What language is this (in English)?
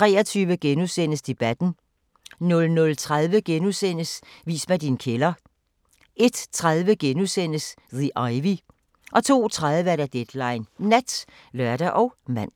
Danish